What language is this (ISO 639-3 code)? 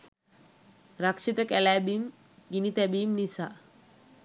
sin